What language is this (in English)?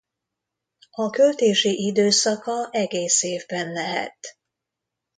Hungarian